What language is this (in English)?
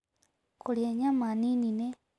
Kikuyu